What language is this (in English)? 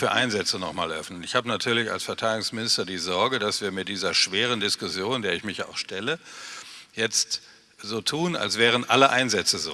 German